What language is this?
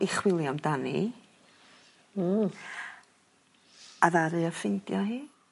Welsh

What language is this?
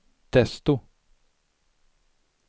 Swedish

